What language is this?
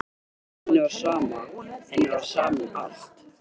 Icelandic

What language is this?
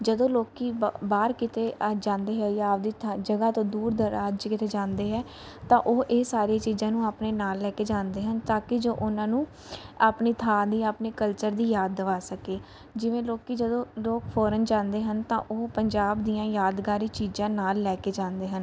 Punjabi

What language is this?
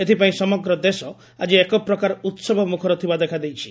Odia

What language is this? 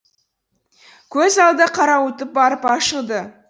Kazakh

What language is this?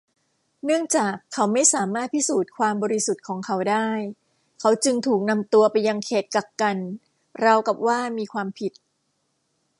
Thai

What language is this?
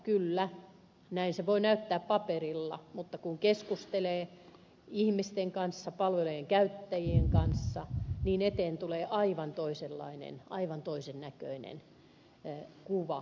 Finnish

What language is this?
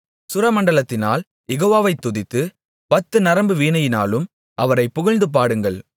Tamil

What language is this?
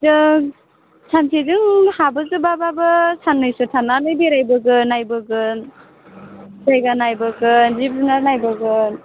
Bodo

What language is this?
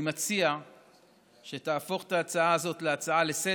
Hebrew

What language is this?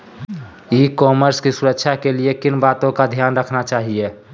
Magahi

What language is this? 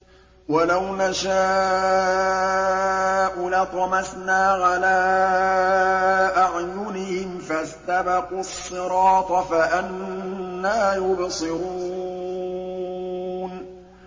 Arabic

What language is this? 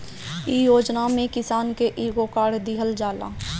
Bhojpuri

